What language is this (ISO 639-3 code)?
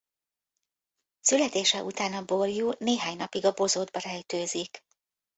hun